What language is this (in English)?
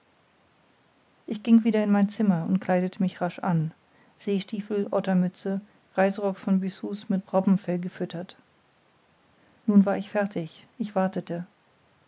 German